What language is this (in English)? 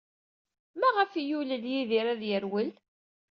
Kabyle